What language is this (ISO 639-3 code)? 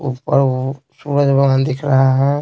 hin